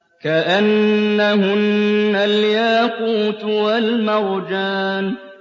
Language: Arabic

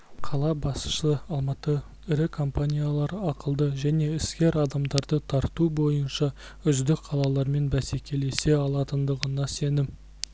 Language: Kazakh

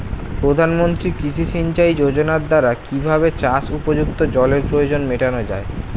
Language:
Bangla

